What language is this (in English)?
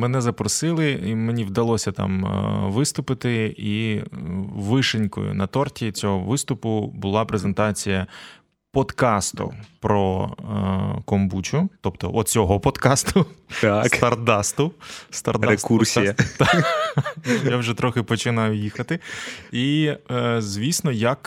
Ukrainian